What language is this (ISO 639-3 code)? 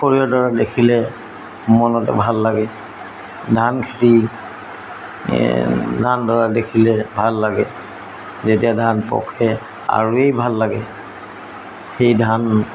asm